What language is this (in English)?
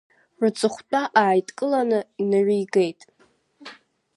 Abkhazian